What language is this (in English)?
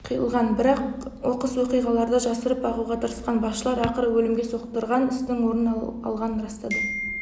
Kazakh